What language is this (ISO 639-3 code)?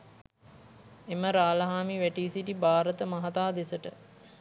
sin